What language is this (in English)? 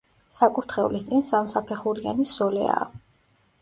Georgian